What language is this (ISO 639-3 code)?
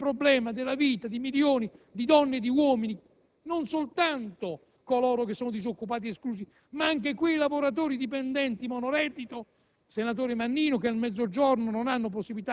ita